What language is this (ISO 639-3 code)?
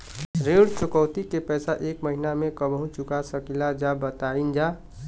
bho